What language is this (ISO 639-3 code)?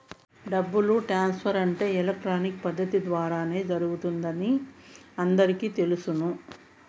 tel